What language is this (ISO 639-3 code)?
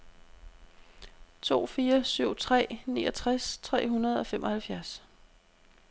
dan